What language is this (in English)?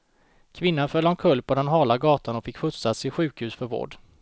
Swedish